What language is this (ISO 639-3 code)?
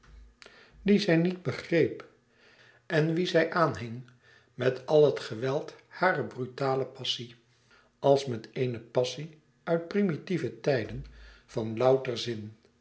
nld